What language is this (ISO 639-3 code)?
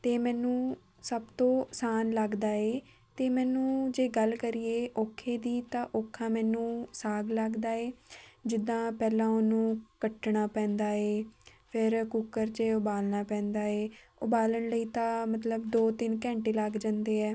pan